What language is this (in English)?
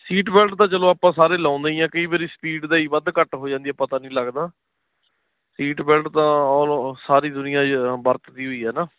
Punjabi